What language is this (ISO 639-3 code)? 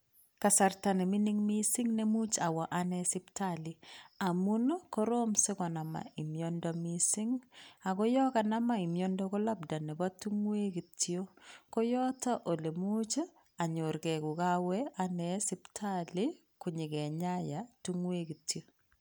kln